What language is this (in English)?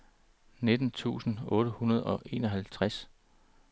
Danish